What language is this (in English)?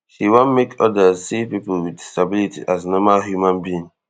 Nigerian Pidgin